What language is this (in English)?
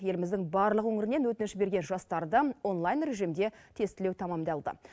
Kazakh